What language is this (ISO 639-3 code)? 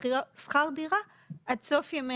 heb